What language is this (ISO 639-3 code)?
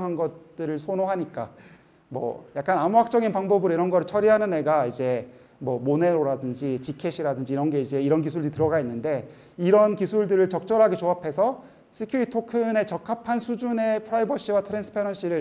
kor